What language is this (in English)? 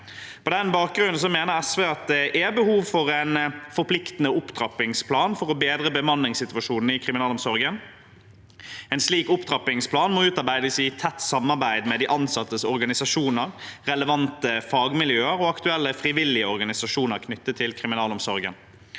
Norwegian